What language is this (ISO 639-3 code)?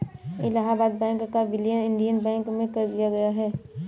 hin